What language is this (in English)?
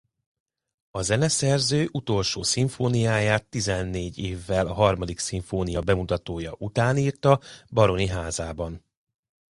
Hungarian